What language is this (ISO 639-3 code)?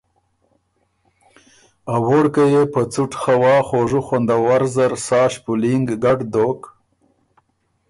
oru